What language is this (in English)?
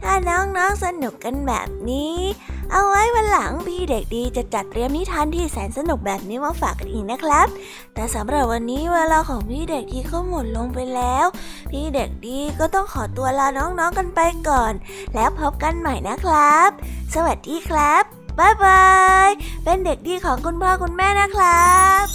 Thai